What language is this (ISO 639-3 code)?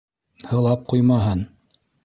bak